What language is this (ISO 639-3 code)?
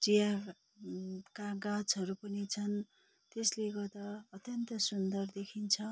nep